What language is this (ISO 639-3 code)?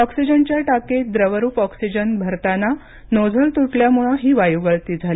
mar